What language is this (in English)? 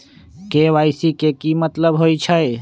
Magahi